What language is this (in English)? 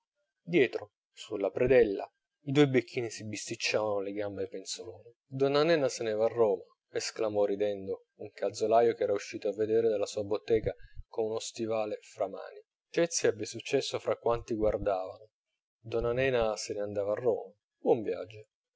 Italian